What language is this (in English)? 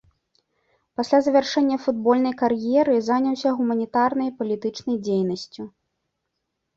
Belarusian